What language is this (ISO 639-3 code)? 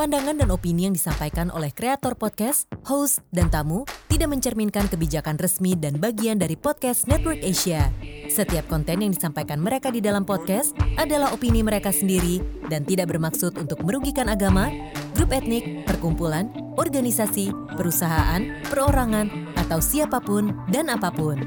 ind